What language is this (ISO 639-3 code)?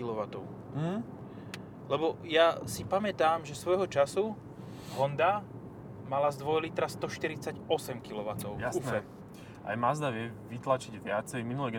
slk